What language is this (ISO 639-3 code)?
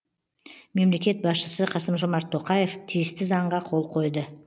kaz